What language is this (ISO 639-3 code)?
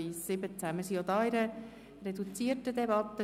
gsw